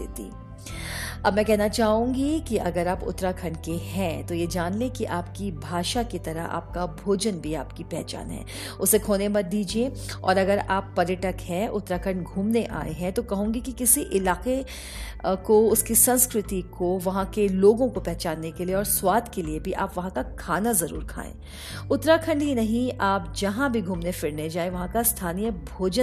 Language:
Hindi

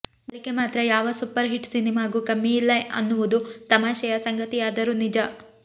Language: Kannada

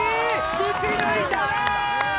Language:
Japanese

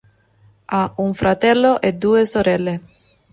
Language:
Italian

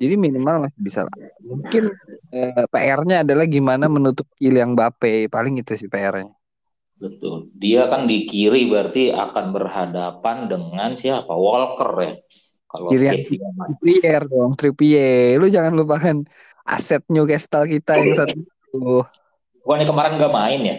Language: Indonesian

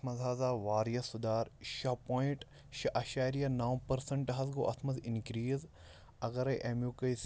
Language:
Kashmiri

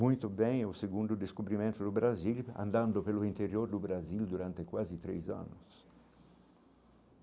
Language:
Portuguese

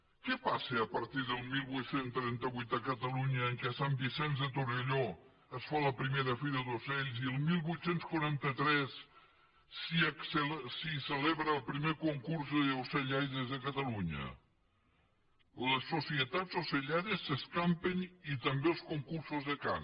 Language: Catalan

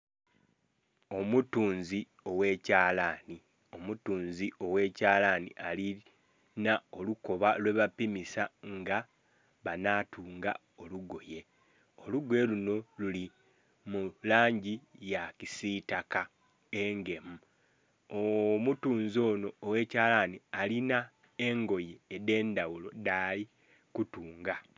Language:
Soga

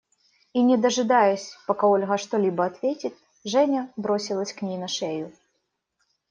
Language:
Russian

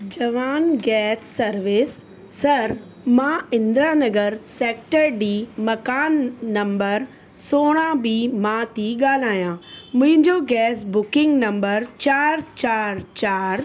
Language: Sindhi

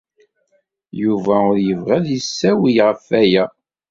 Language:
Kabyle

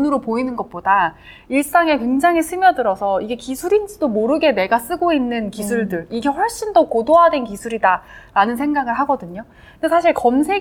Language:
Korean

